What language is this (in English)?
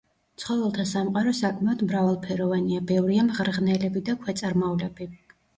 Georgian